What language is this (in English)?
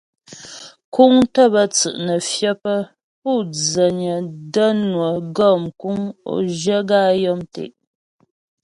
Ghomala